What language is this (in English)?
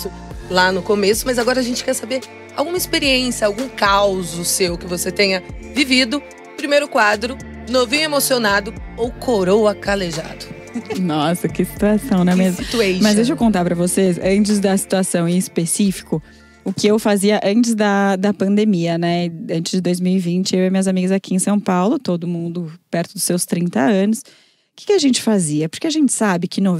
Portuguese